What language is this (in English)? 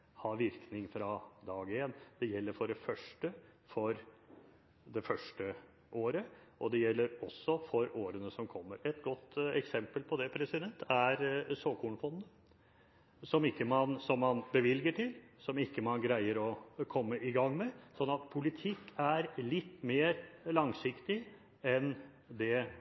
Norwegian Bokmål